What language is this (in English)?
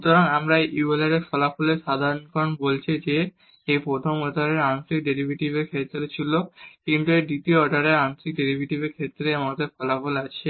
Bangla